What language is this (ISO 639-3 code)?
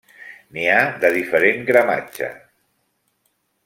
cat